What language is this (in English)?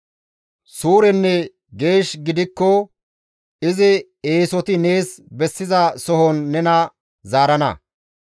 Gamo